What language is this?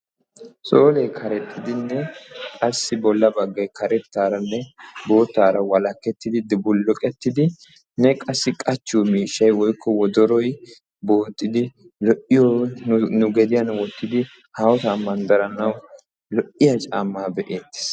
Wolaytta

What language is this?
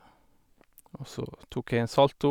Norwegian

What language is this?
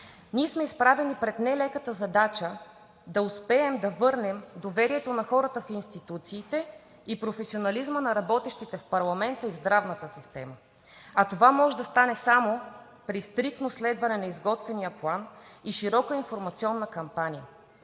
Bulgarian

